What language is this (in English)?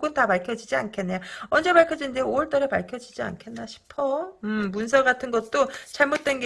Korean